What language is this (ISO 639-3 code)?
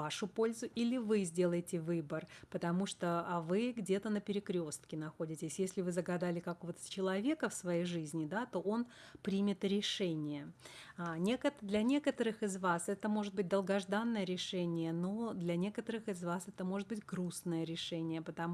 rus